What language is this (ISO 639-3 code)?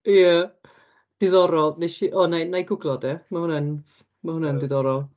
cym